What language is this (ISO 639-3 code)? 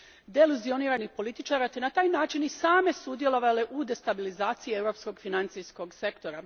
hrv